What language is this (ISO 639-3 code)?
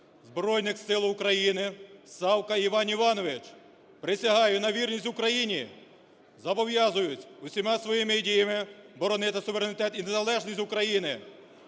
ukr